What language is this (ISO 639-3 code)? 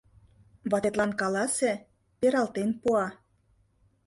chm